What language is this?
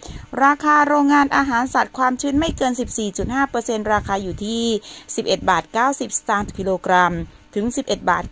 Thai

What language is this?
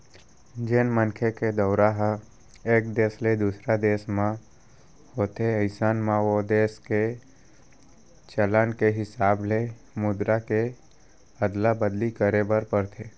Chhattisgarhi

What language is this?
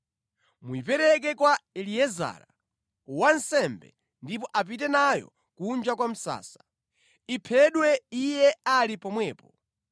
Nyanja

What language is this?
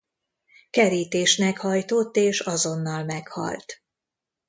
Hungarian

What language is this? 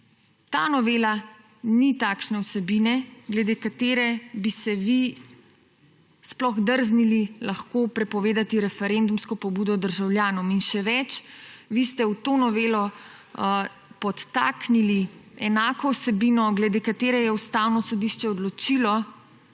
Slovenian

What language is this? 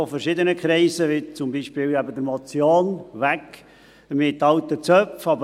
Swiss German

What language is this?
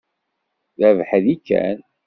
Kabyle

